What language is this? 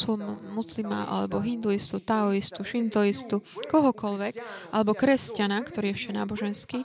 Slovak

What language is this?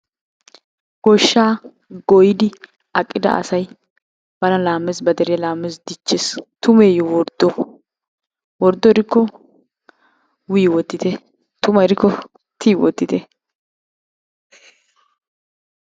Wolaytta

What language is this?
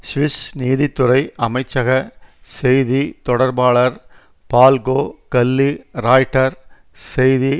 Tamil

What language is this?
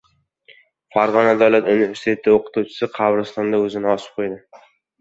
Uzbek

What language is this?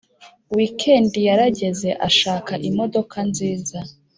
Kinyarwanda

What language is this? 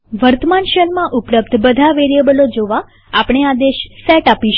Gujarati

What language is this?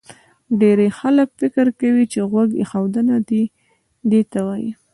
Pashto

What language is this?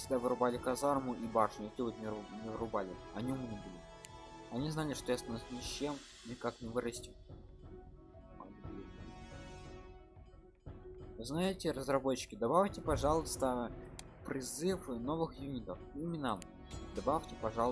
Russian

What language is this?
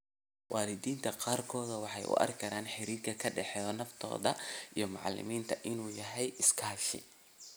Somali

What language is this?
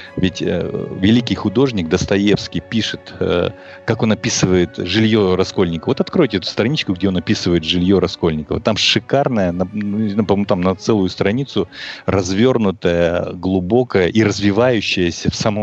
Russian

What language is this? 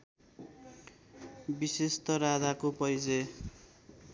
Nepali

